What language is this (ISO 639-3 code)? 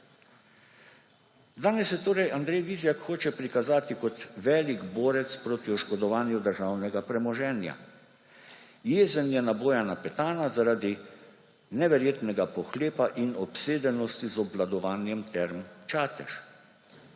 slv